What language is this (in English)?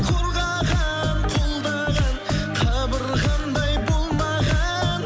Kazakh